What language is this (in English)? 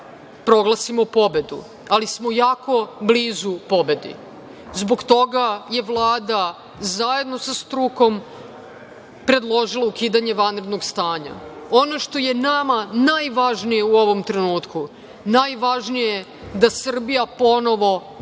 Serbian